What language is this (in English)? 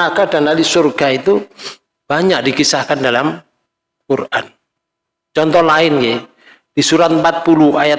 Indonesian